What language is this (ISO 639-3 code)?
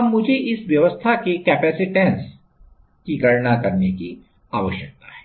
hin